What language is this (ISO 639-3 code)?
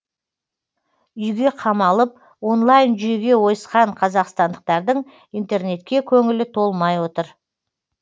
kaz